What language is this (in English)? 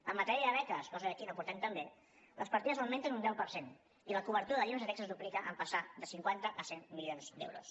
Catalan